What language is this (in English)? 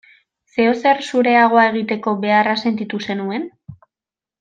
Basque